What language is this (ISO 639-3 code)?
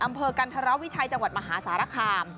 tha